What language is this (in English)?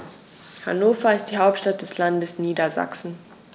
German